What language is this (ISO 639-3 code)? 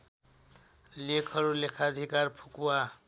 nep